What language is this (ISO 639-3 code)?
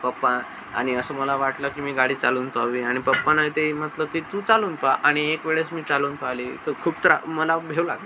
mar